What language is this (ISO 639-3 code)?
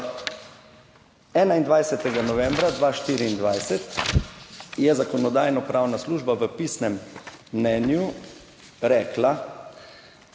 slv